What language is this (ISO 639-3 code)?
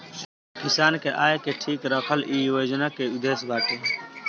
bho